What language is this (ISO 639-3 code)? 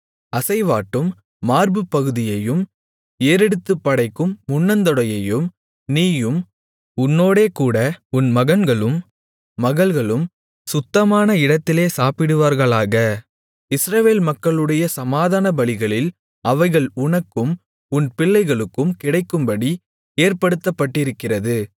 tam